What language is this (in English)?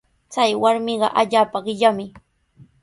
Sihuas Ancash Quechua